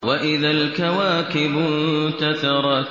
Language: Arabic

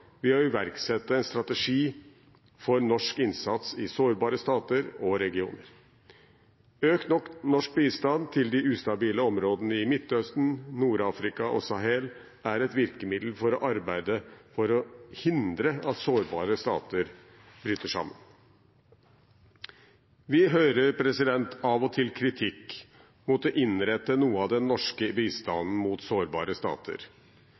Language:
Norwegian Bokmål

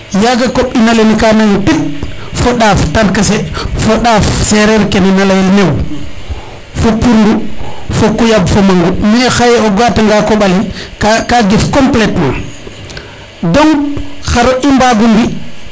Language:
Serer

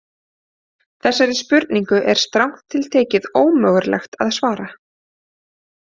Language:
Icelandic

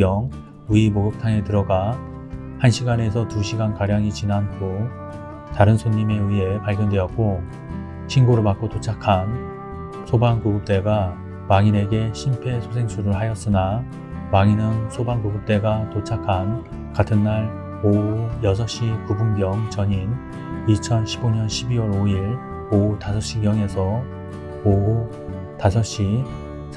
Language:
Korean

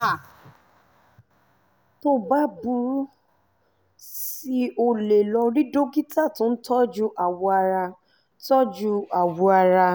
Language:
Yoruba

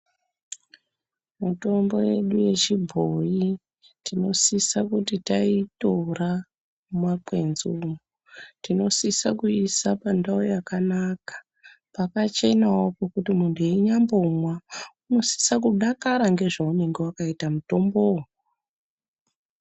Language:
Ndau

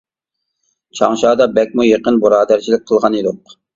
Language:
Uyghur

